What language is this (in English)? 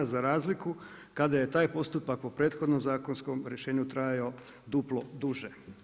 Croatian